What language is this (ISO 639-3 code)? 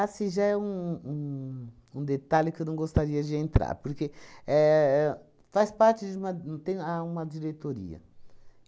por